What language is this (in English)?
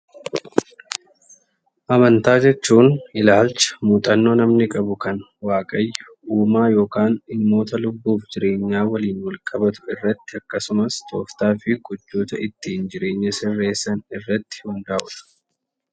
Oromo